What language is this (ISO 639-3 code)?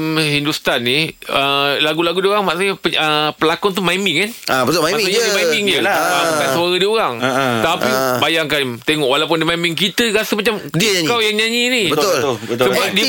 msa